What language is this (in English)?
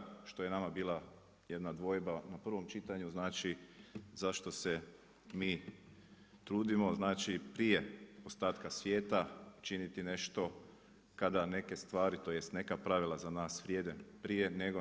Croatian